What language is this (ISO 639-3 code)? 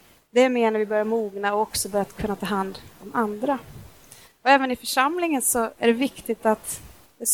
swe